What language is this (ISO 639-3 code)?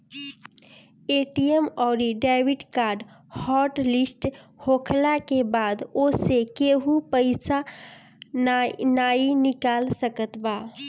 bho